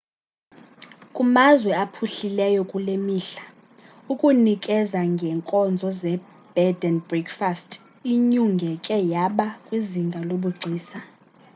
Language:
Xhosa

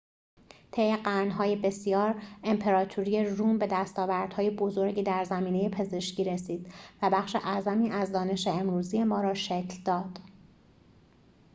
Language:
Persian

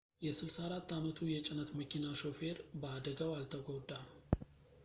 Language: Amharic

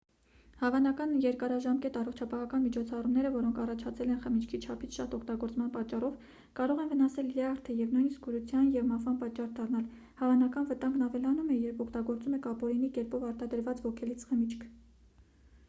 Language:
Armenian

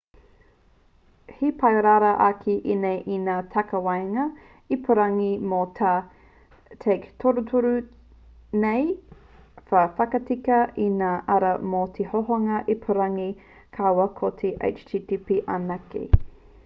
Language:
Māori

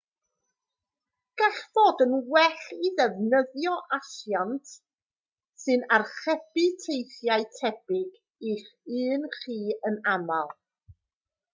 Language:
Welsh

